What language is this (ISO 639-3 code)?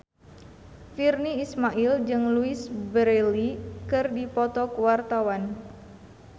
sun